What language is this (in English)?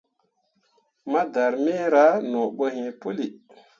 Mundang